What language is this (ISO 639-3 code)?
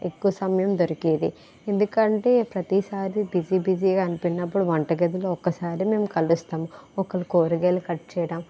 tel